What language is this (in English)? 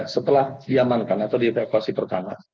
Indonesian